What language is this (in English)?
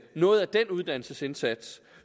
Danish